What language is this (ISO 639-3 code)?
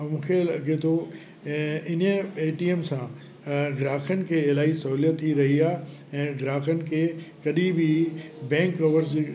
snd